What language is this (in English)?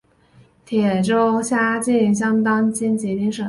Chinese